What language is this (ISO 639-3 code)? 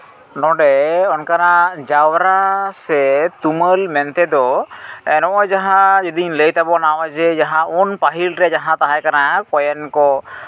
sat